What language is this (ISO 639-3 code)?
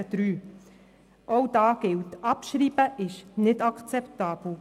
gsw